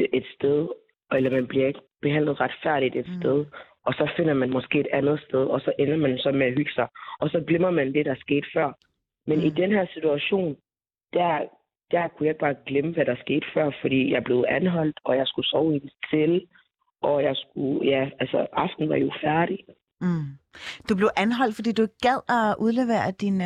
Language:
Danish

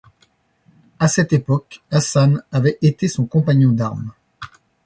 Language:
French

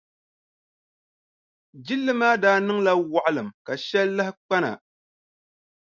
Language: Dagbani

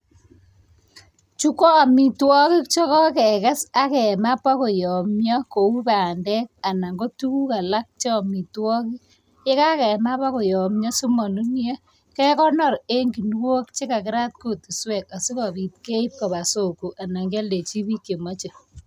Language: Kalenjin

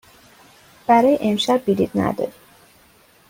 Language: Persian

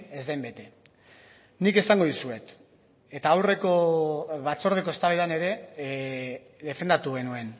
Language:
Basque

